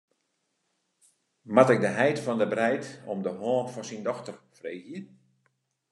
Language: Western Frisian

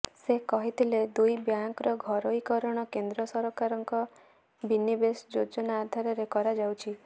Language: Odia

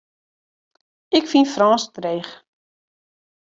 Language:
Western Frisian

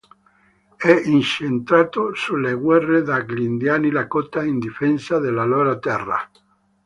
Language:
Italian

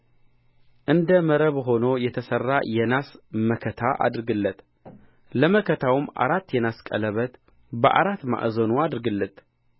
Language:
Amharic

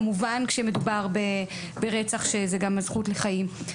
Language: Hebrew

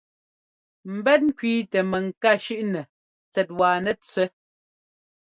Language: Ngomba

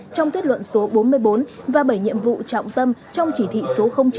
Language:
Vietnamese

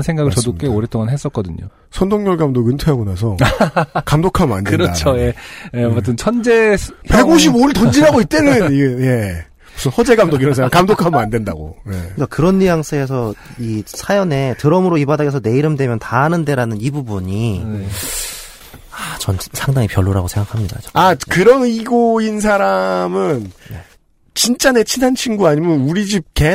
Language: Korean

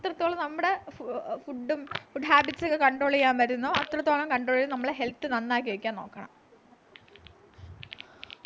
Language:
Malayalam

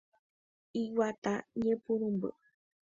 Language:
Guarani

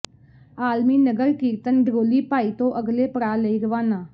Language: Punjabi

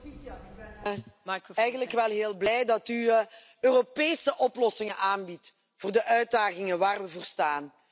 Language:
Dutch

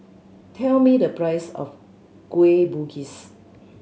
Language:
English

